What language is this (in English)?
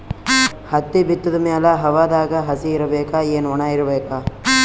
Kannada